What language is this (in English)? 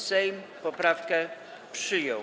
Polish